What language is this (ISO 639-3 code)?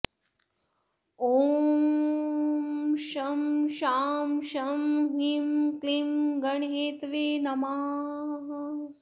san